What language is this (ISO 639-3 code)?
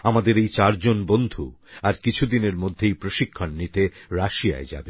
ben